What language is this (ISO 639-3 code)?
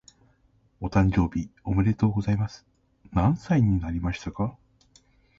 jpn